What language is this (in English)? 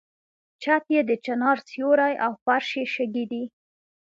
Pashto